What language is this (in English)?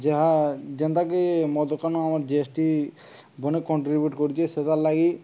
Odia